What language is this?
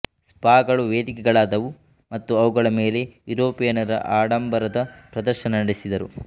Kannada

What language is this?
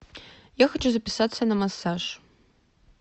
Russian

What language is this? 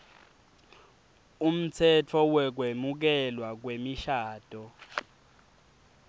Swati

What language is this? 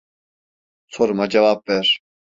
Turkish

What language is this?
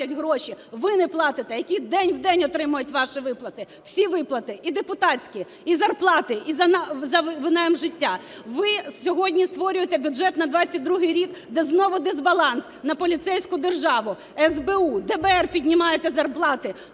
Ukrainian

